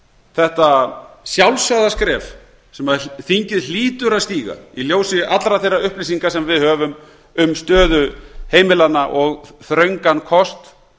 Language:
Icelandic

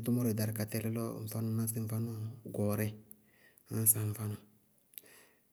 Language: Bago-Kusuntu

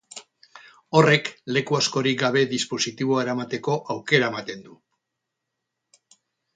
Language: Basque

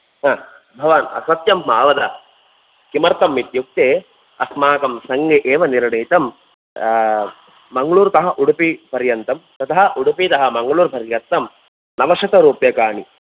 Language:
Sanskrit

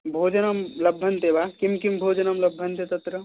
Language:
Sanskrit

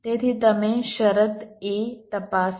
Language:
Gujarati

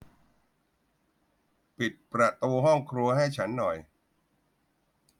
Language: Thai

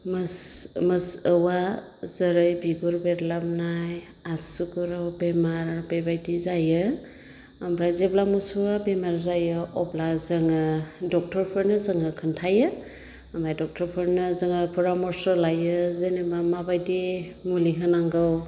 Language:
Bodo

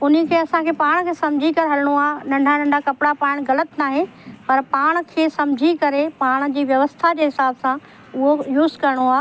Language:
Sindhi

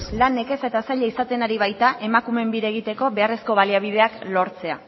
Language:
Basque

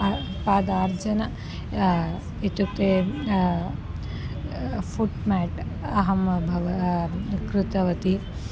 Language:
Sanskrit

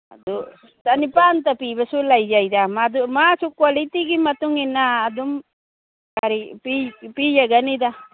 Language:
Manipuri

